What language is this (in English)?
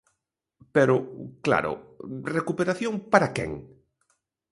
Galician